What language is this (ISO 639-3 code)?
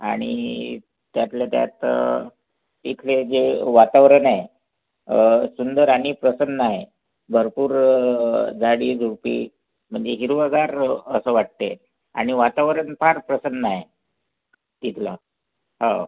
mar